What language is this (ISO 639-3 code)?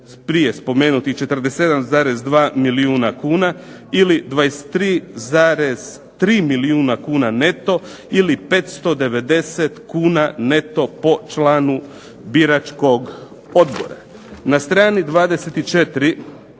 hrv